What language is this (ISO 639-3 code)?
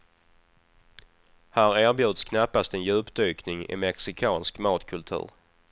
swe